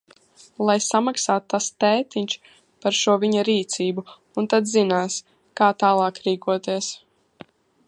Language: Latvian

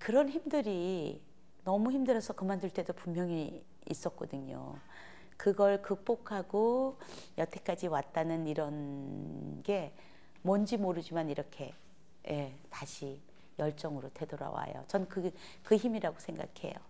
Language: Korean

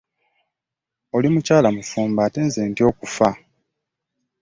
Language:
Ganda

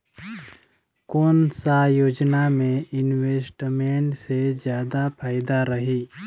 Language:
Chhattisgarhi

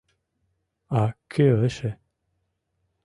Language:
Mari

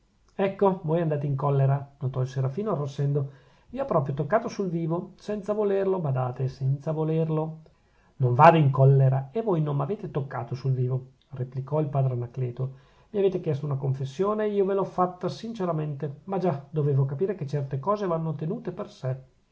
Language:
Italian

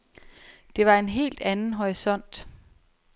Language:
Danish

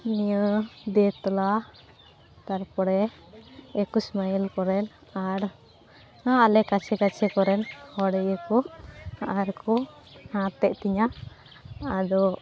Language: Santali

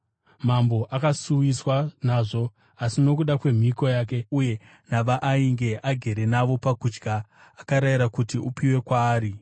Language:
Shona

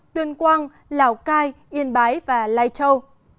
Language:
Vietnamese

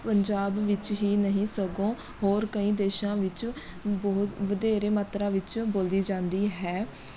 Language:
Punjabi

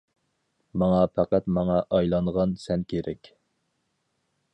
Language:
Uyghur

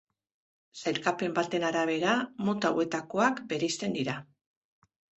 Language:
Basque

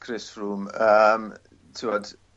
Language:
Welsh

